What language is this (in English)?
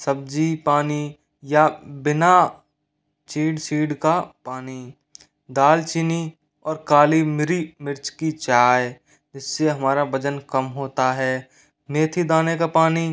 Hindi